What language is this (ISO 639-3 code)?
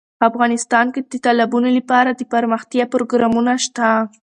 pus